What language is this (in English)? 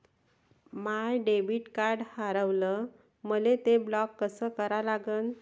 Marathi